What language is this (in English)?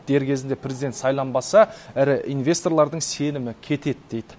Kazakh